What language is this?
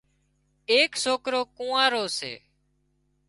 Wadiyara Koli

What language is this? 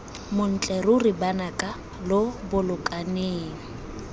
Tswana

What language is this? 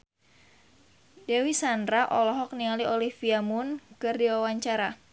Sundanese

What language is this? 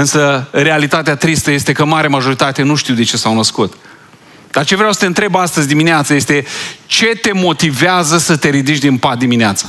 Romanian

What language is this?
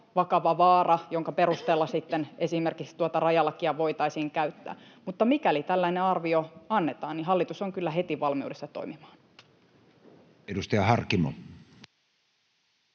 Finnish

